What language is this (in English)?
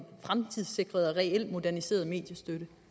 Danish